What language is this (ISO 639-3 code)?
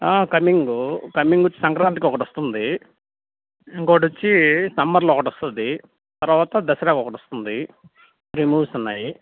tel